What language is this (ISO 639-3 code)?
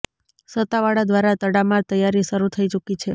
guj